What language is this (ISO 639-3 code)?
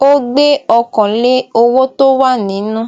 yor